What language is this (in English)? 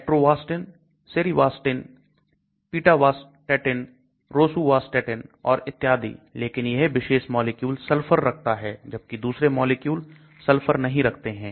Hindi